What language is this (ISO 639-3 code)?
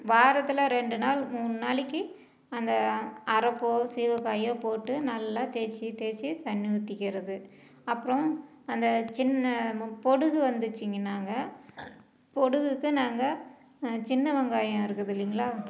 tam